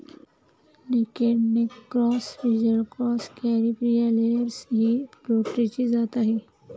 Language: Marathi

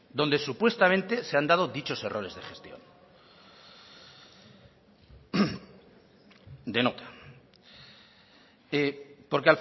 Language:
Spanish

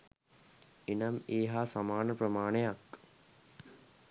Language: Sinhala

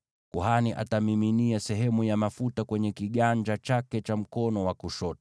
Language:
Swahili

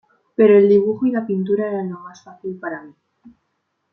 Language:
Spanish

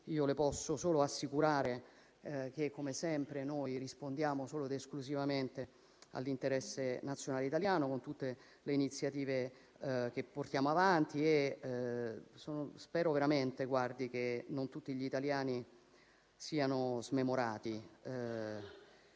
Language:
Italian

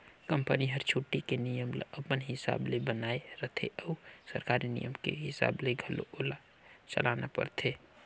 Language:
Chhattisgarhi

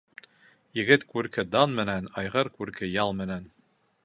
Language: Bashkir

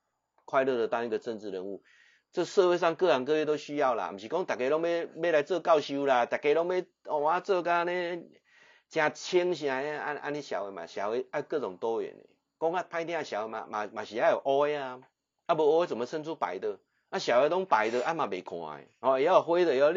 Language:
Chinese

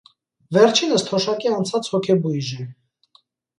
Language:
Armenian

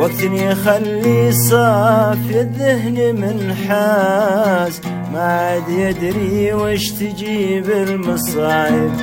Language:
Arabic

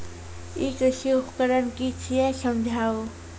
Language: Maithili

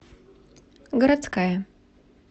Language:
Russian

